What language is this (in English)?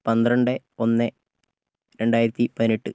Malayalam